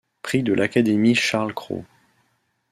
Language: French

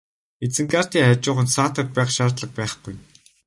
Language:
Mongolian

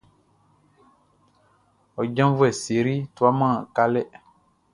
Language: Baoulé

